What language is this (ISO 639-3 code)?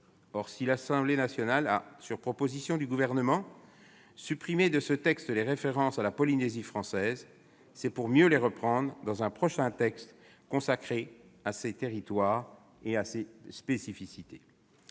fra